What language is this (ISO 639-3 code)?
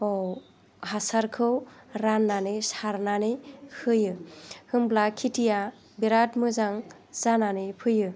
brx